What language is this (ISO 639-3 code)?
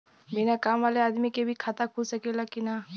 bho